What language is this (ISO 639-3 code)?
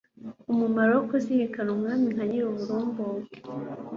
kin